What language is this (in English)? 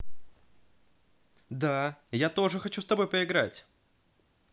Russian